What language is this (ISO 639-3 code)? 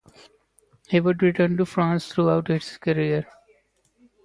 eng